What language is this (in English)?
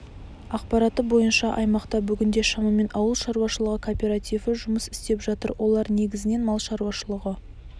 Kazakh